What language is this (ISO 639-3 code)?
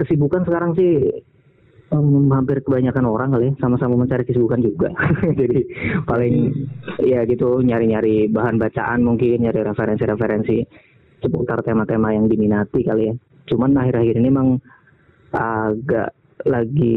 ind